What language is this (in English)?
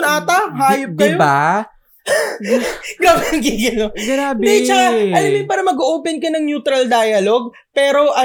Filipino